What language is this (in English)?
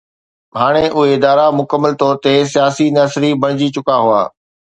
Sindhi